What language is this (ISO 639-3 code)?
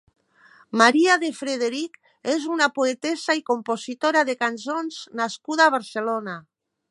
cat